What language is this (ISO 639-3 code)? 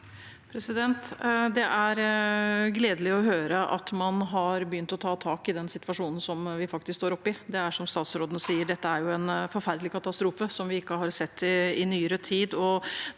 nor